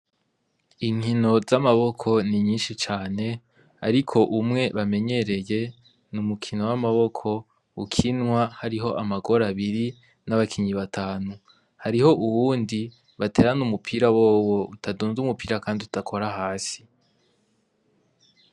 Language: Rundi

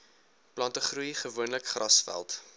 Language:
Afrikaans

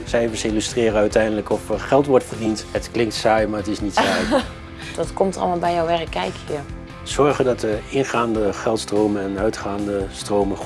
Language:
Dutch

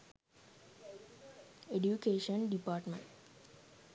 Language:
Sinhala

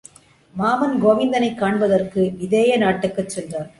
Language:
Tamil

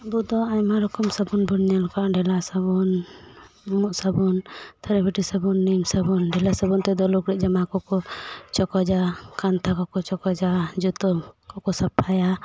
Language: Santali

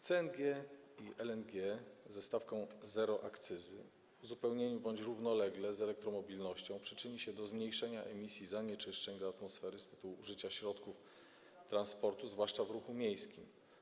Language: Polish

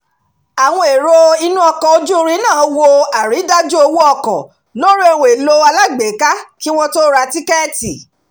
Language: Yoruba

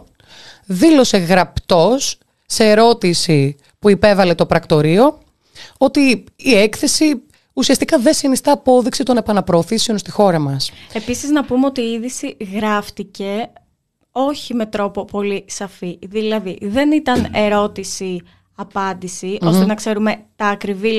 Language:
Greek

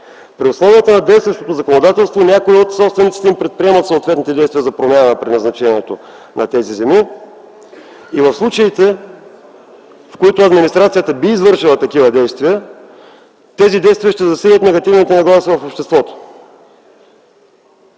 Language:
Bulgarian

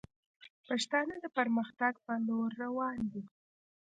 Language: Pashto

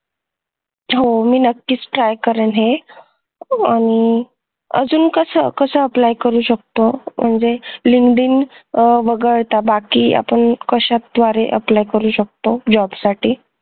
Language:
Marathi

